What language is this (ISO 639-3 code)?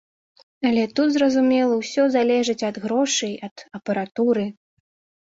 bel